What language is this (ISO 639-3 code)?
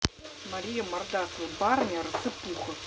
rus